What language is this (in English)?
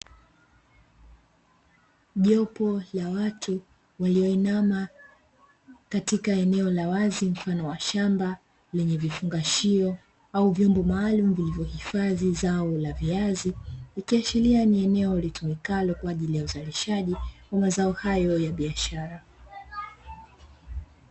Swahili